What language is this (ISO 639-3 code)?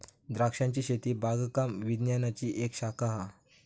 mar